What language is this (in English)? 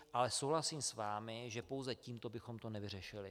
Czech